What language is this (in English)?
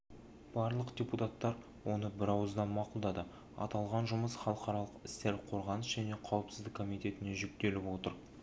Kazakh